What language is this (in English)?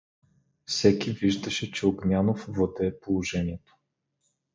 Bulgarian